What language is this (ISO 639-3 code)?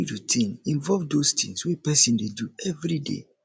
pcm